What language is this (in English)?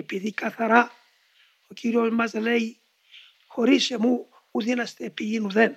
Greek